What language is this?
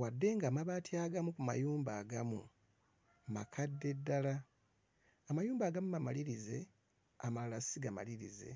Ganda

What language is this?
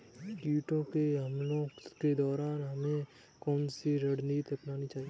Hindi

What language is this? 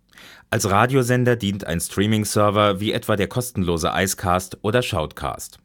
German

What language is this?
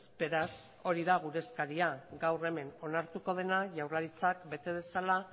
Basque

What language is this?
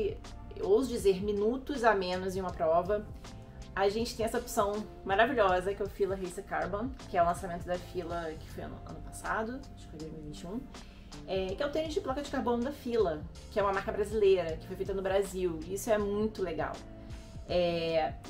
Portuguese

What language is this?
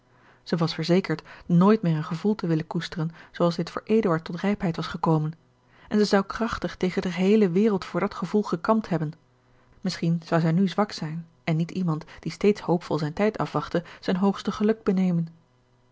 Dutch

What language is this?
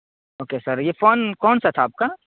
Urdu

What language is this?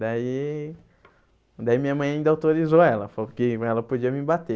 Portuguese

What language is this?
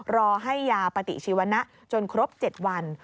Thai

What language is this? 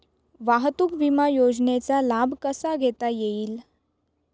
Marathi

